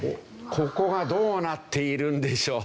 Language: Japanese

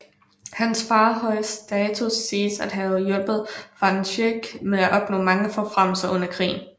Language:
Danish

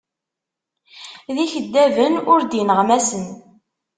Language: Kabyle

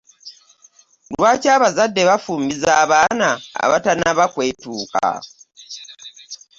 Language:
Ganda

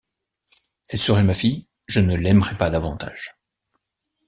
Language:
French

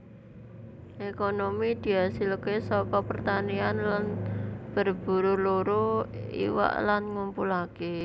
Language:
Javanese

